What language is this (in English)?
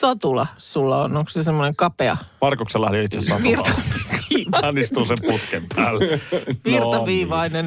Finnish